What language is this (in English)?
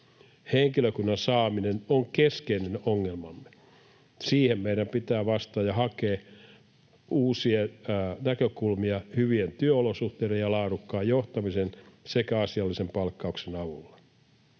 Finnish